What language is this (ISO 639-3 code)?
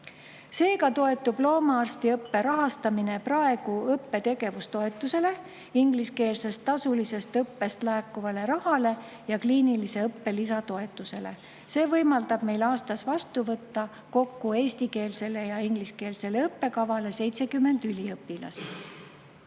est